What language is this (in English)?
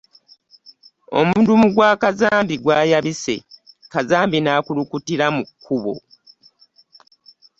Ganda